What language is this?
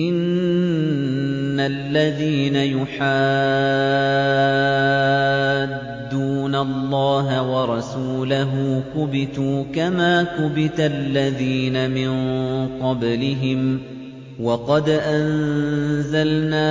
Arabic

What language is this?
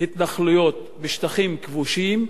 Hebrew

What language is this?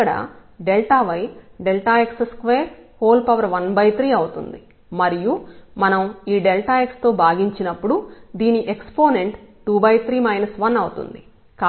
Telugu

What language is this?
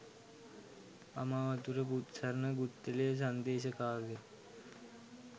Sinhala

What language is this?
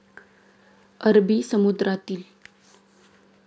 Marathi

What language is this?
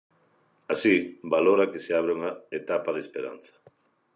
Galician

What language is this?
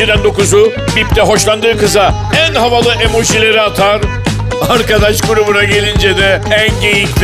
Turkish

